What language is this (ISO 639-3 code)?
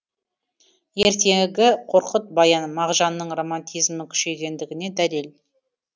kaz